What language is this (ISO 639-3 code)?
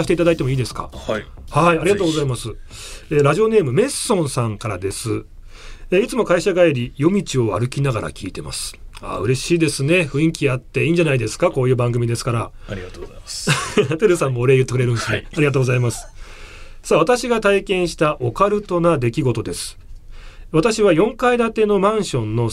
jpn